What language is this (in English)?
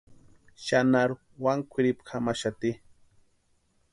Western Highland Purepecha